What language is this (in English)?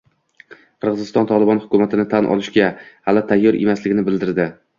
Uzbek